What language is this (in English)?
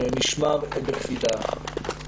Hebrew